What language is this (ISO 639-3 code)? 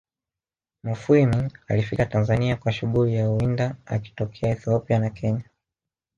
swa